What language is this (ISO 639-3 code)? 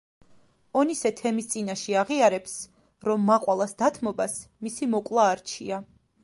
kat